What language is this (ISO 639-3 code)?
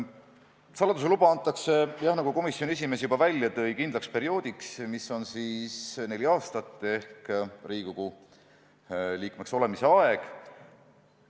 est